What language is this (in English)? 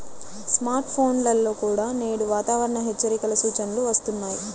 Telugu